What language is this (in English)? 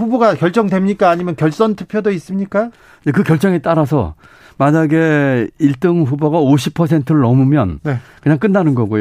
Korean